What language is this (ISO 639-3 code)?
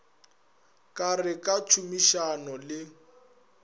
nso